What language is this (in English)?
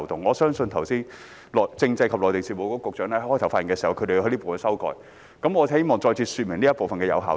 Cantonese